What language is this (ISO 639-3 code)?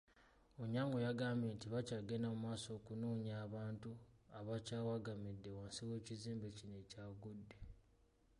lug